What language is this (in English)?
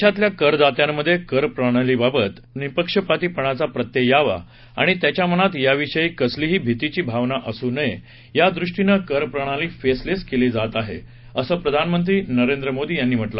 Marathi